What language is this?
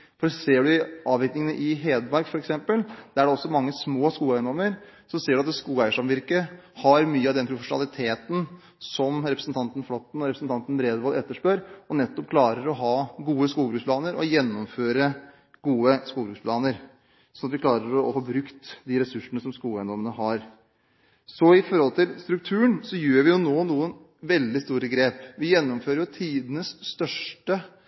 Norwegian Bokmål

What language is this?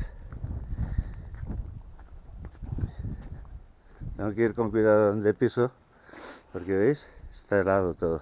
Spanish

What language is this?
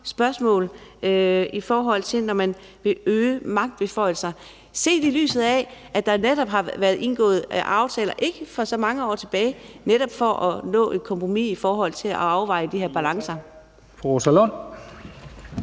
Danish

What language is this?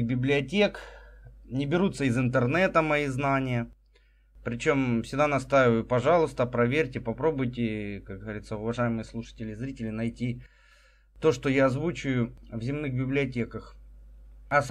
Russian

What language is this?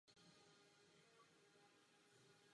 Czech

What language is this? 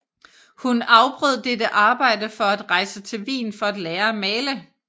Danish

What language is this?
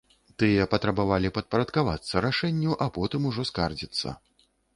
Belarusian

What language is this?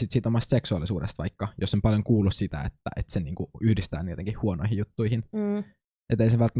Finnish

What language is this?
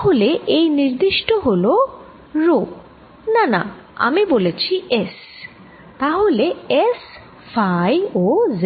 Bangla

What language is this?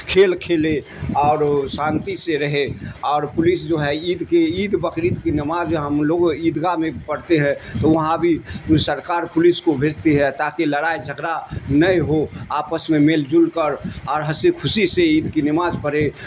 Urdu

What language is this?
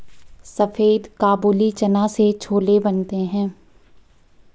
Hindi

